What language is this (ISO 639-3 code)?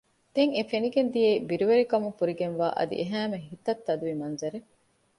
div